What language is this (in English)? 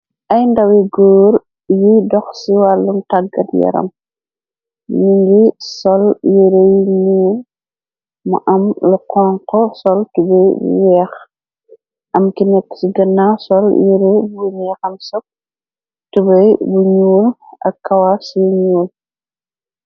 Wolof